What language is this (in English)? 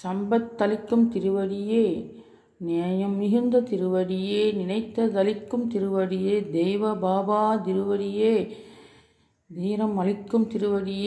Romanian